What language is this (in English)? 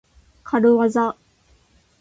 Japanese